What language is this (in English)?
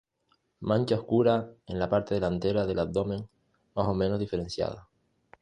Spanish